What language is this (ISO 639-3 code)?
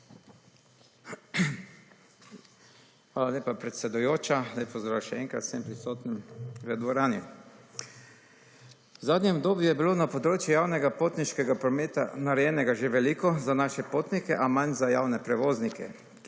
slv